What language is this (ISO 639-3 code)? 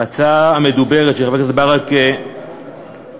heb